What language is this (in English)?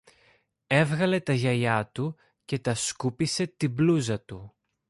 Greek